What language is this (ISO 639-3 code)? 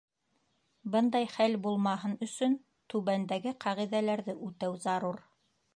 bak